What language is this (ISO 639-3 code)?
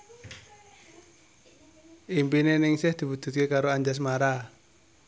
jav